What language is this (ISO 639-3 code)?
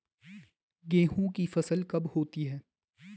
hin